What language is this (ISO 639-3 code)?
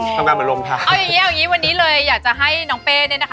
tha